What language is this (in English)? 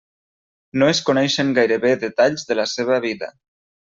Catalan